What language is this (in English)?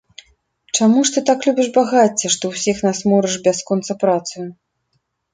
Belarusian